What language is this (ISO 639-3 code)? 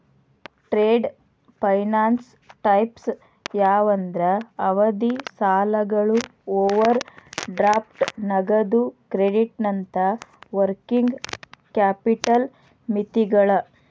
kan